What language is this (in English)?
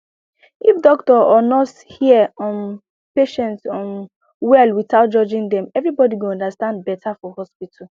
Nigerian Pidgin